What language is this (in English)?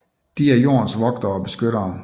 Danish